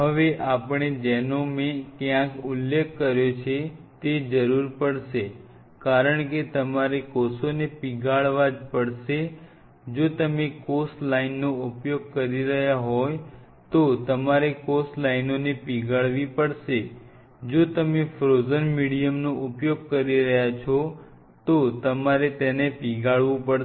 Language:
Gujarati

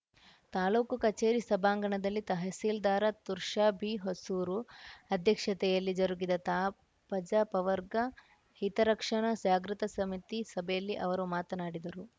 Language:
Kannada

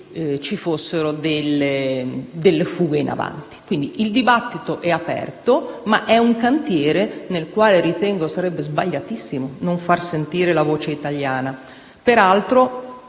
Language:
Italian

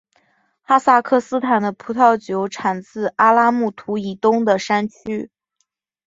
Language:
Chinese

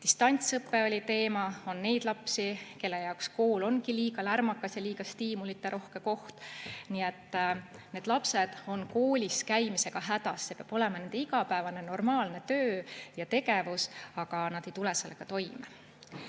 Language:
Estonian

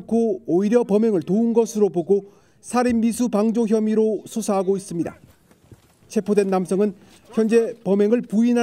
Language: Korean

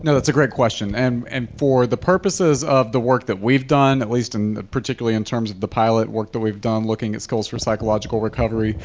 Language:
English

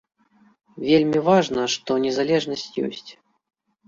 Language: Belarusian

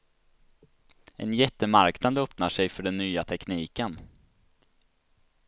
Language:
Swedish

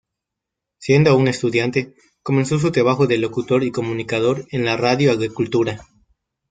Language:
Spanish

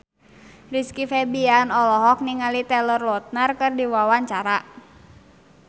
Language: Sundanese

